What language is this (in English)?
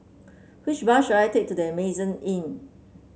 English